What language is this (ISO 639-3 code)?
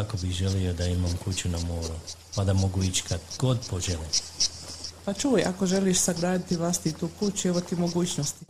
hrv